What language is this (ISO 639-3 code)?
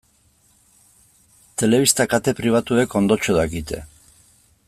eus